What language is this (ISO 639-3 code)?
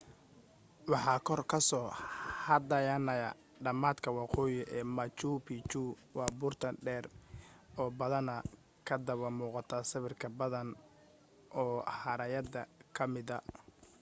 som